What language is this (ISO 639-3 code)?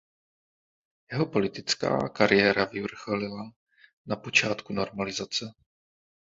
ces